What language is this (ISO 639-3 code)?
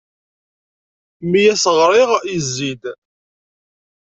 kab